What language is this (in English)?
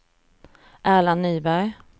Swedish